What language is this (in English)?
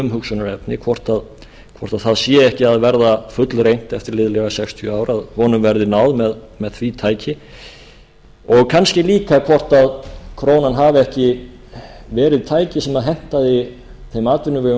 Icelandic